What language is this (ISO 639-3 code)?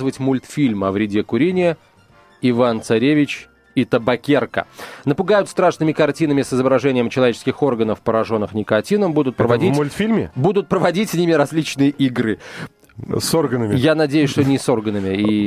rus